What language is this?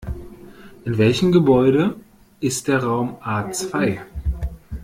German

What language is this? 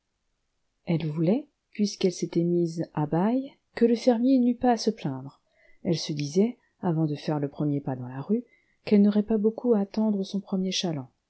French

